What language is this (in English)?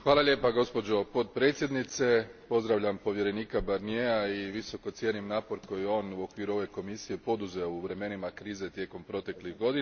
Croatian